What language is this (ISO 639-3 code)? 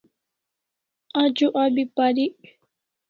kls